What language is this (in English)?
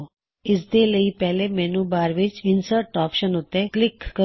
Punjabi